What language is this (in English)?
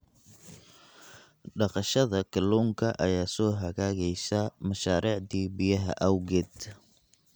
Somali